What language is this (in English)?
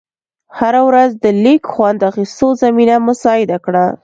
Pashto